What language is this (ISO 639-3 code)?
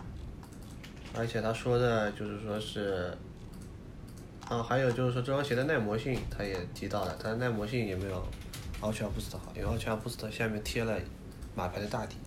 zho